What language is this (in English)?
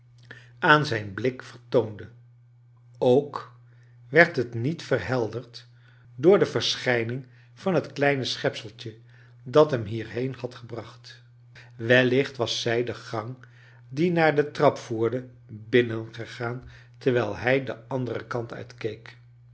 Dutch